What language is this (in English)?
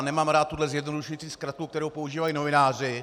Czech